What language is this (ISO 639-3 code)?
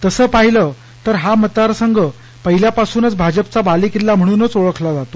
mar